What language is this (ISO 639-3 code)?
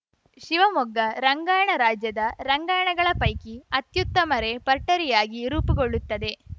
kan